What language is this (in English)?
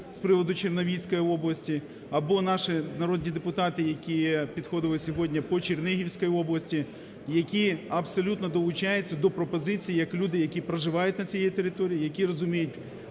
Ukrainian